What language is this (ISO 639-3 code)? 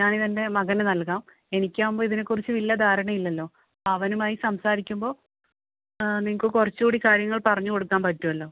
mal